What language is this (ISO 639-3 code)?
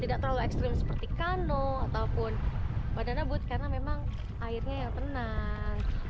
ind